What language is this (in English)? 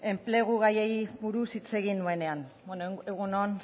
Basque